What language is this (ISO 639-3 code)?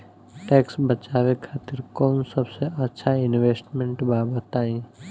bho